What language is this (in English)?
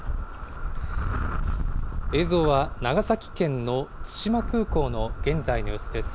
Japanese